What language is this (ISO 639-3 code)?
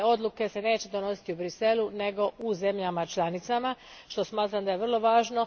hrv